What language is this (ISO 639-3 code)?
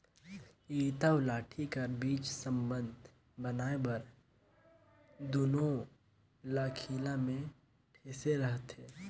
hne